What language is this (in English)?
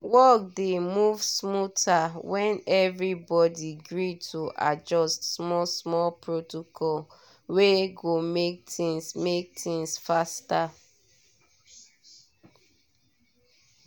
Nigerian Pidgin